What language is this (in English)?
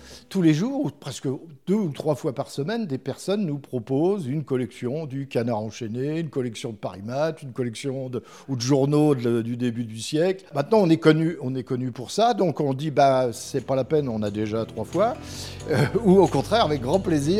French